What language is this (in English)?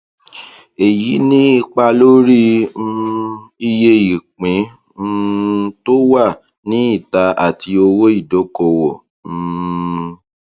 Yoruba